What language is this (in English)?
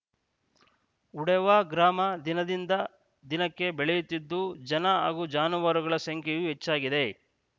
Kannada